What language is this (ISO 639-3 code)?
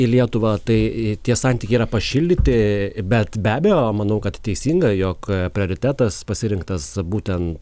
lit